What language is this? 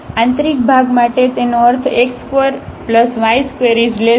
Gujarati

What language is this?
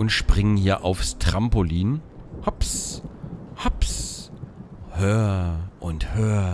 German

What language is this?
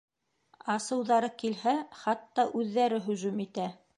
Bashkir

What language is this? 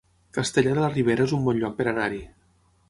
Catalan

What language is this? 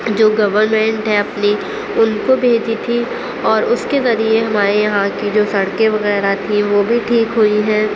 Urdu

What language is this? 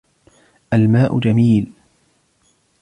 Arabic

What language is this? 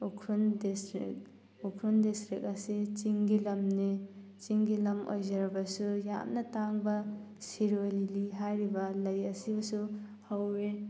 Manipuri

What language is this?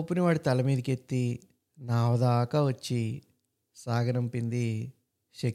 Telugu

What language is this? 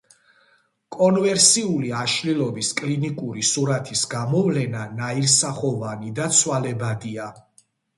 Georgian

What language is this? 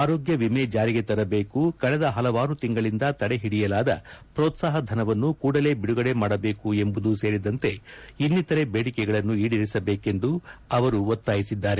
Kannada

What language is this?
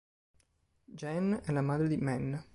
Italian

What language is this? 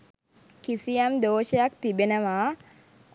Sinhala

